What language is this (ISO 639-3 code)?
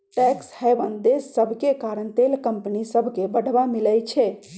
mag